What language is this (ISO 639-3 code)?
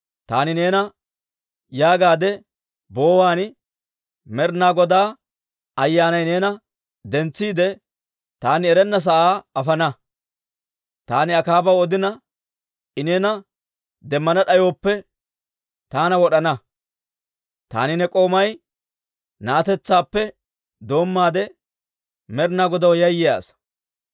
dwr